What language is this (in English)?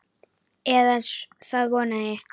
Icelandic